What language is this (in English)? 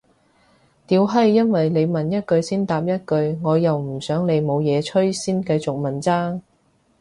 Cantonese